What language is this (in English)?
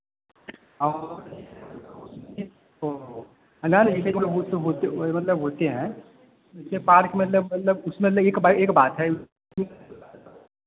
Hindi